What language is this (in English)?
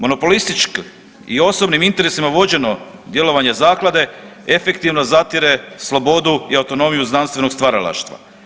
Croatian